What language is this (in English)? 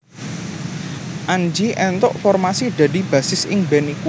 Javanese